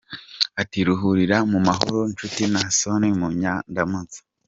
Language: Kinyarwanda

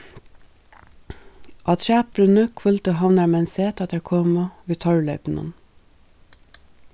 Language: Faroese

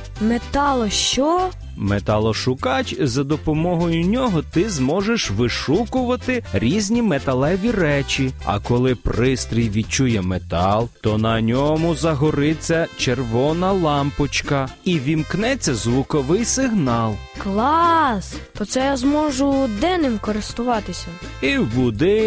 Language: Ukrainian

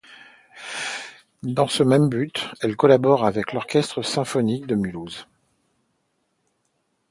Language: French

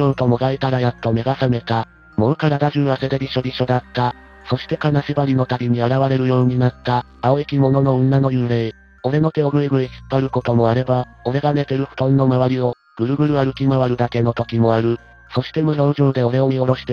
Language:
Japanese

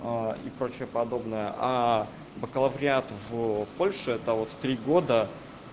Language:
Russian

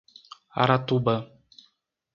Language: Portuguese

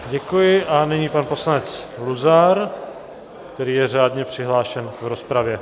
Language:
Czech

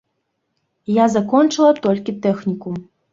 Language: Belarusian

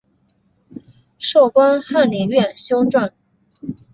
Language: Chinese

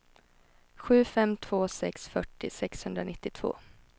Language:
Swedish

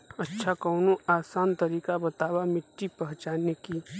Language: Bhojpuri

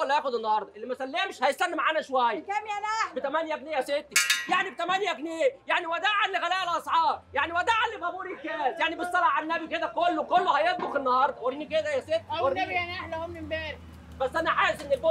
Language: Arabic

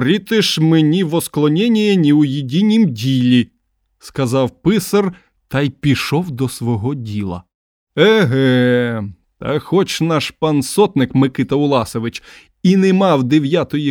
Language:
Ukrainian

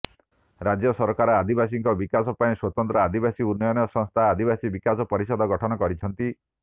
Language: Odia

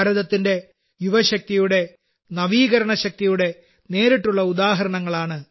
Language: Malayalam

